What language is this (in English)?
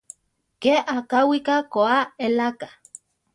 Central Tarahumara